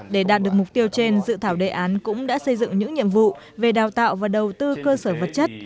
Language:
Vietnamese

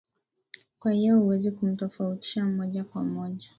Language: Swahili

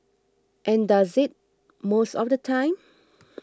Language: English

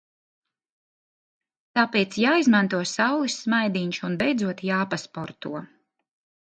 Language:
Latvian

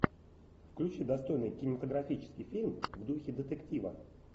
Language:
Russian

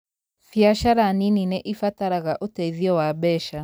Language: Kikuyu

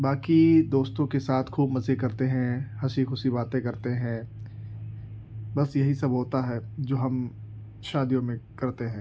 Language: Urdu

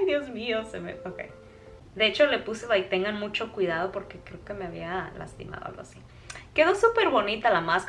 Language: Spanish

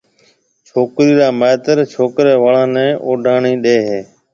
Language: Marwari (Pakistan)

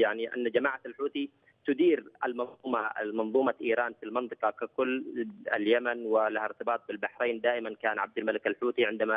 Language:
Arabic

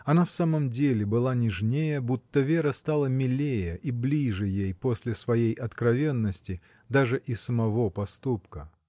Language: Russian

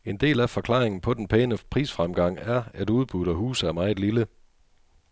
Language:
Danish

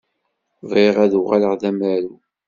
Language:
Kabyle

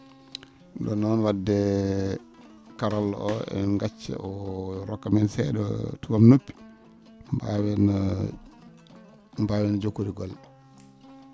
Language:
Fula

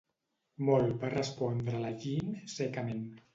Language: Catalan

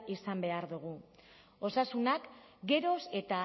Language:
Basque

